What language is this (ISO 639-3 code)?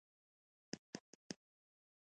pus